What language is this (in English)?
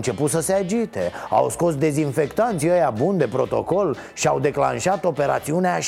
Romanian